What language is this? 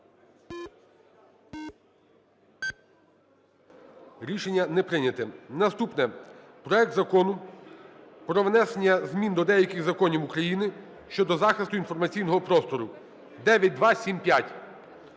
Ukrainian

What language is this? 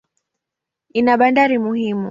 Swahili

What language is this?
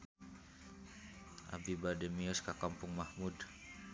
Sundanese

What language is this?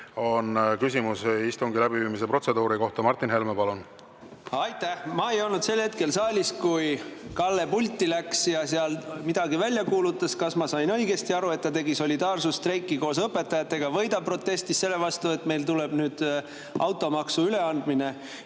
Estonian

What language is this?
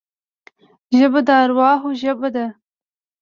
Pashto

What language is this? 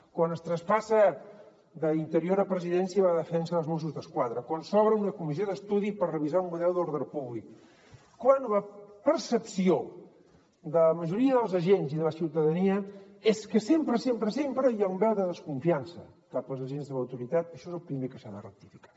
Catalan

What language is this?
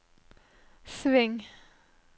Norwegian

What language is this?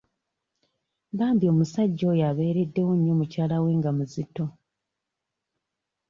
Ganda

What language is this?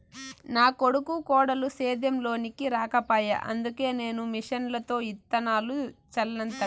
Telugu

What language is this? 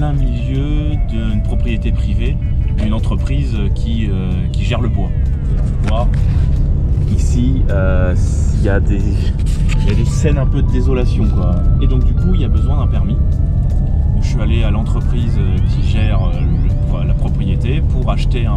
French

